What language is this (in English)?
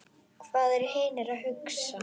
Icelandic